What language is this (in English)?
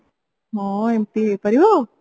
Odia